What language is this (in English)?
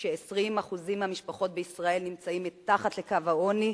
Hebrew